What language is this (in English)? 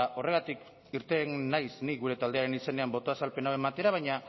Basque